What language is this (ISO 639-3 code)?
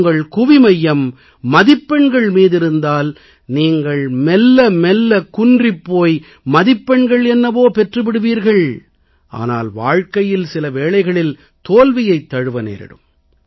tam